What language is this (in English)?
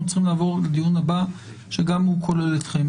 Hebrew